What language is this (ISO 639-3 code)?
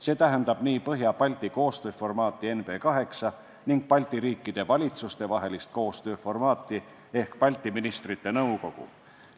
est